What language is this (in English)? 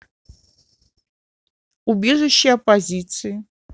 Russian